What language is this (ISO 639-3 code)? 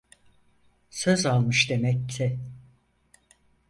tur